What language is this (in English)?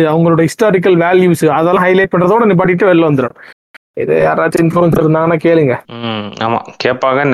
Tamil